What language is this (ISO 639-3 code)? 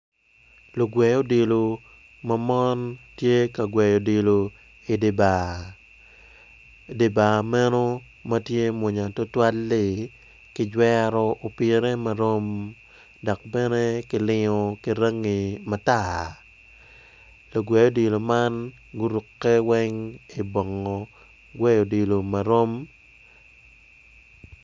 ach